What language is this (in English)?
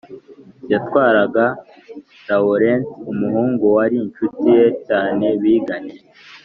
Kinyarwanda